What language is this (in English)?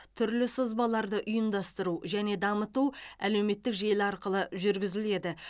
Kazakh